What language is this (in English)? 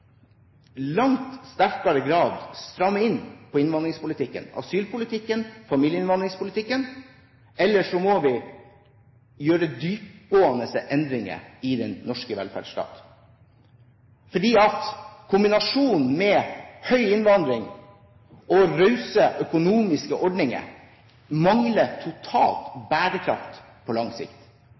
Norwegian Bokmål